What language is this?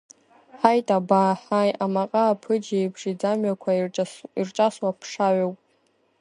Abkhazian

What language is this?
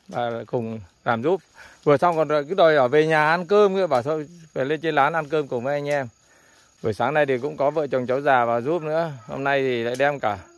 Vietnamese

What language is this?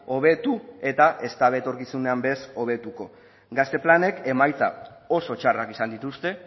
Basque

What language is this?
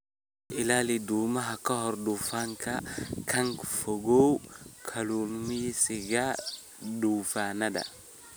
Somali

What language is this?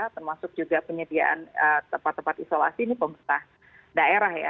Indonesian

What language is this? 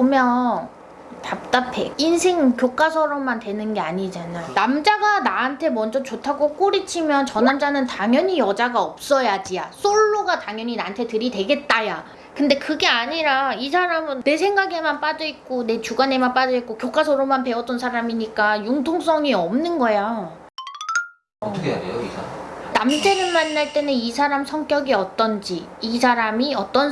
Korean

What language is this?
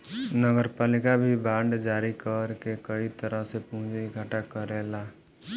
Bhojpuri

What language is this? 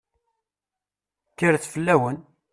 Kabyle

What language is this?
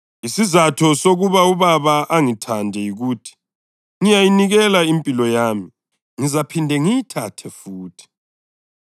North Ndebele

